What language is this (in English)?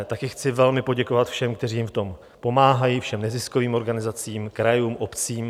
Czech